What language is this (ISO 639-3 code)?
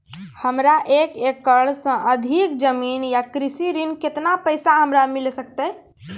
mai